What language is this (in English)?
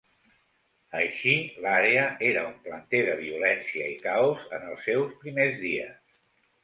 Catalan